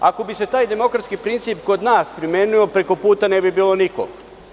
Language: Serbian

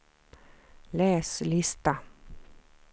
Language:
Swedish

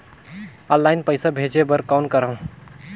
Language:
Chhattisgarhi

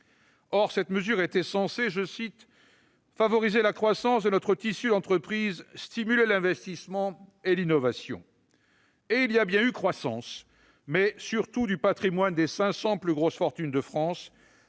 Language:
French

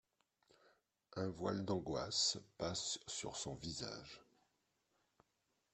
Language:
French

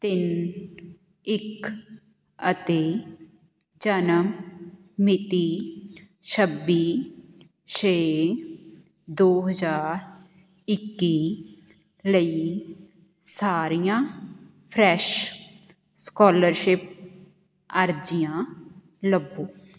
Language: Punjabi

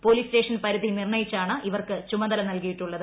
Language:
Malayalam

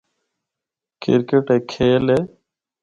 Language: Northern Hindko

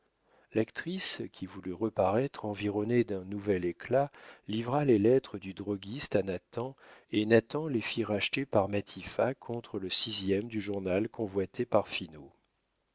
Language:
French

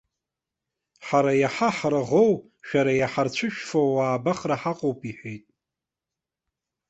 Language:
Abkhazian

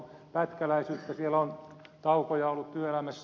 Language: Finnish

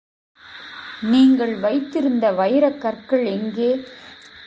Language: Tamil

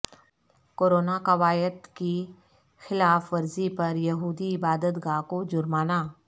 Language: Urdu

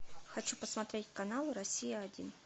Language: Russian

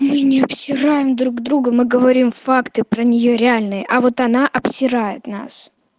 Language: Russian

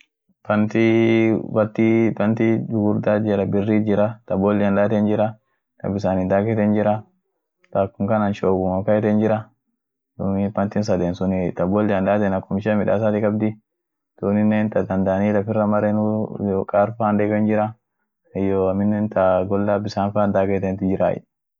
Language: Orma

